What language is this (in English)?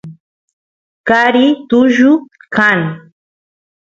Santiago del Estero Quichua